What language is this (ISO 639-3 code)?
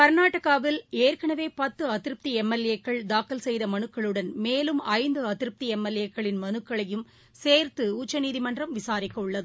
tam